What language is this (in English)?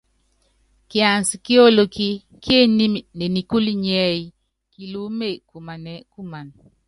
Yangben